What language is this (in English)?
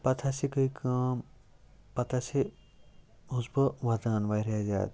Kashmiri